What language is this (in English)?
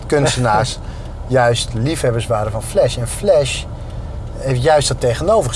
Dutch